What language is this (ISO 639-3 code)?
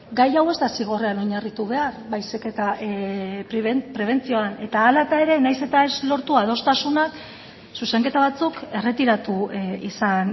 eus